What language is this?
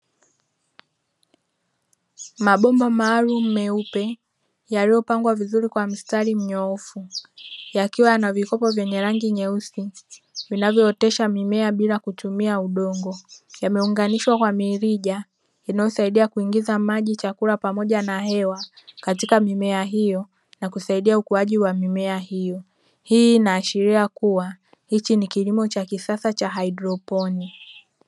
Swahili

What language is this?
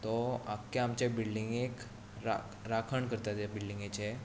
Konkani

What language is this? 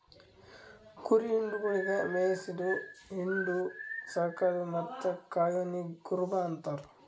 Kannada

